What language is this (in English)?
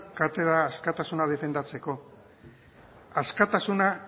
Basque